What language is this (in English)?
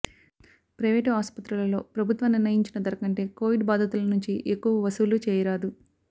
Telugu